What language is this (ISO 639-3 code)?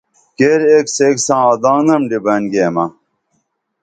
dml